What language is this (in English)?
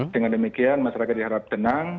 Indonesian